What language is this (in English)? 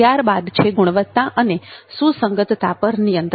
Gujarati